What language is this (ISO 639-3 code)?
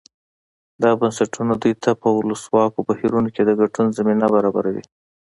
pus